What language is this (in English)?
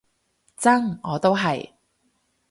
Cantonese